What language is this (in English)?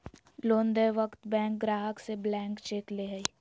Magahi